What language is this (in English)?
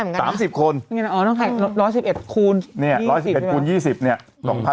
Thai